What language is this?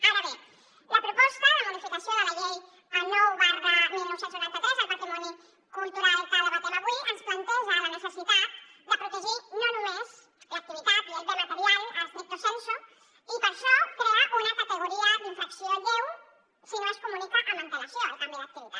Catalan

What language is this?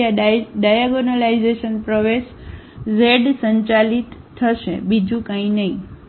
Gujarati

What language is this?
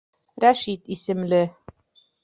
Bashkir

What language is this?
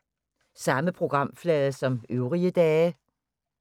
Danish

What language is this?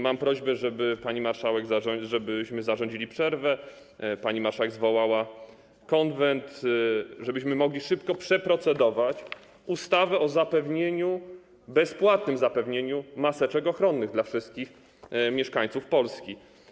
Polish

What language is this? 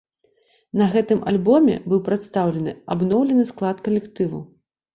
Belarusian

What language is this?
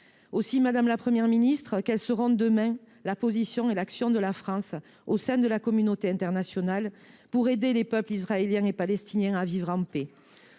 French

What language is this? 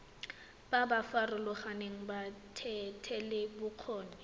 Tswana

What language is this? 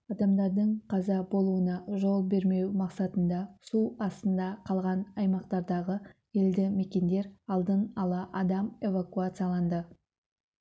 Kazakh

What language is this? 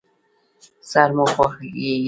Pashto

